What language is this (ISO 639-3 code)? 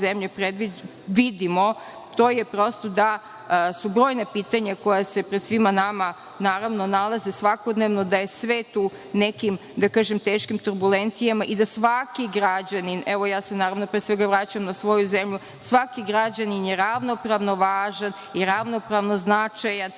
srp